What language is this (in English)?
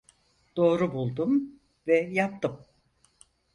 Turkish